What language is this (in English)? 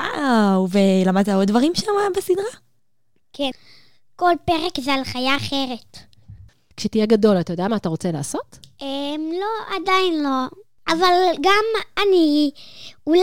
Hebrew